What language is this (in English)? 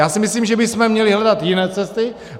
Czech